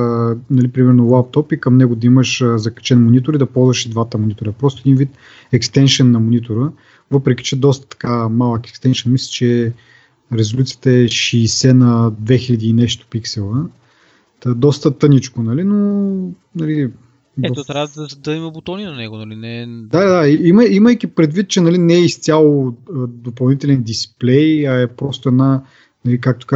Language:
Bulgarian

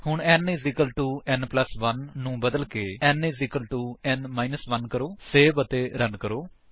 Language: Punjabi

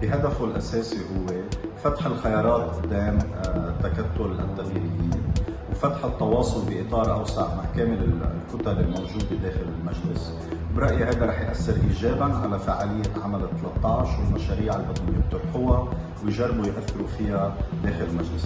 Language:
Arabic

